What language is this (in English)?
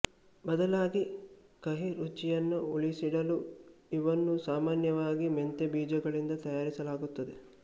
Kannada